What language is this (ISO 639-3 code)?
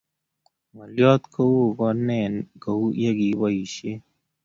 kln